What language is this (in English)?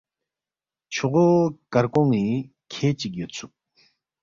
Balti